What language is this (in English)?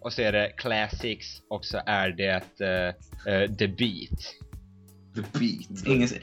Swedish